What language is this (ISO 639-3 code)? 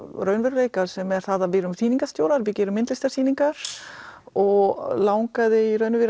isl